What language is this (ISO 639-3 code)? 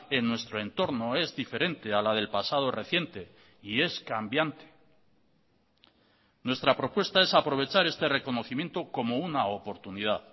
spa